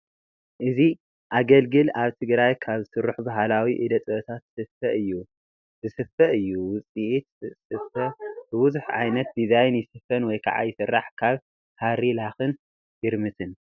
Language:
Tigrinya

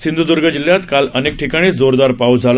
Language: Marathi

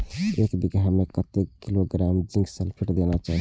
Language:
Maithili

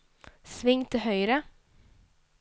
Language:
Norwegian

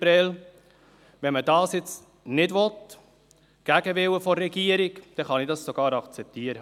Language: Swiss German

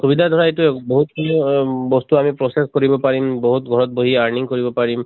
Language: Assamese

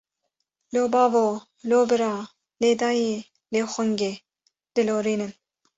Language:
Kurdish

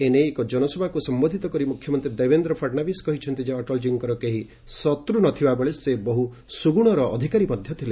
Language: Odia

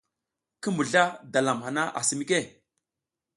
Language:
South Giziga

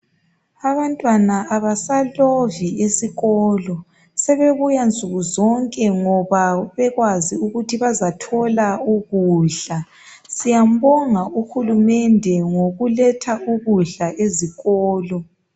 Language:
North Ndebele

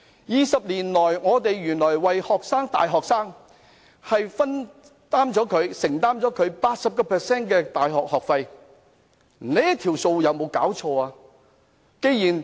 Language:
Cantonese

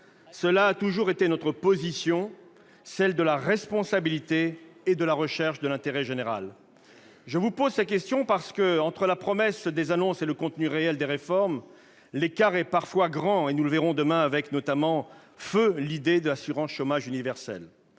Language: French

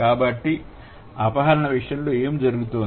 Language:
Telugu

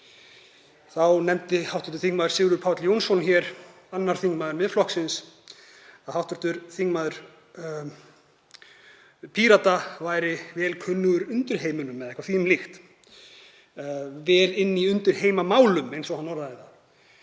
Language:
Icelandic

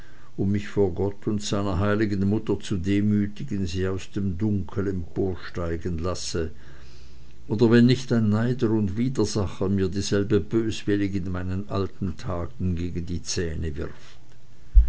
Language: German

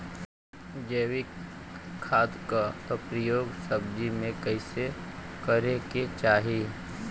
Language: Bhojpuri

